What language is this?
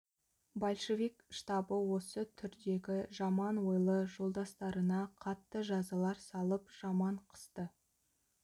Kazakh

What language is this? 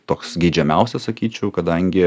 Lithuanian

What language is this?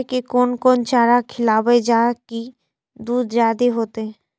Maithili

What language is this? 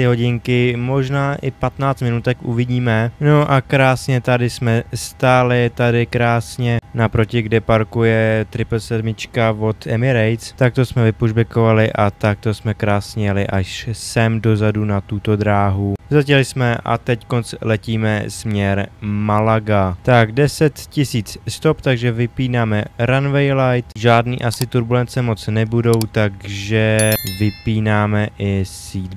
Czech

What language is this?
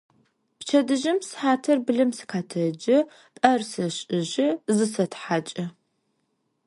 Adyghe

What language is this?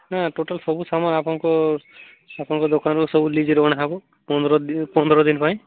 Odia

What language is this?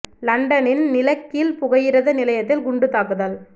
Tamil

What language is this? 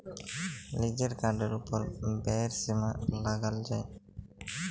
Bangla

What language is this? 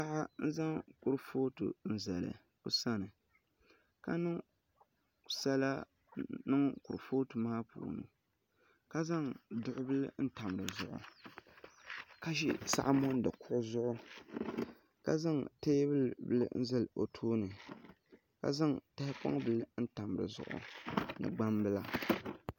Dagbani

